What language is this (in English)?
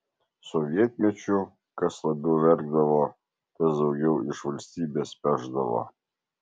Lithuanian